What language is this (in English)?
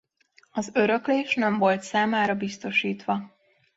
Hungarian